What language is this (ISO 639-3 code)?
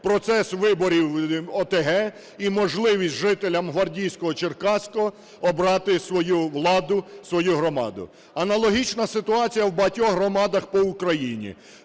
ukr